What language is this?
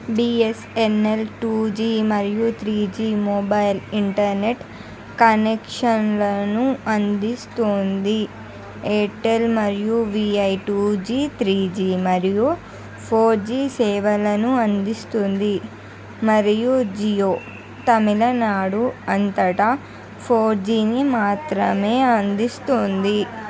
Telugu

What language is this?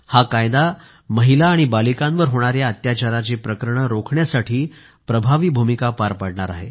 Marathi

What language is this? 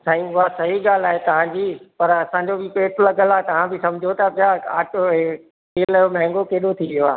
Sindhi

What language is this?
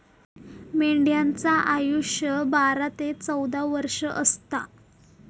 Marathi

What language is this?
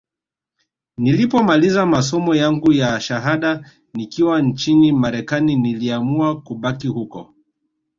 Swahili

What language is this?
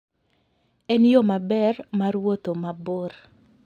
Luo (Kenya and Tanzania)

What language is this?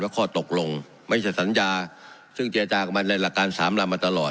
Thai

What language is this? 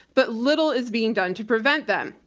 English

